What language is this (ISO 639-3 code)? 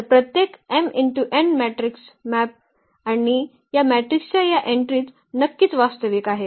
mar